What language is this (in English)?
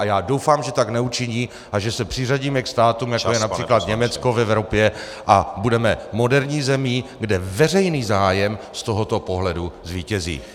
Czech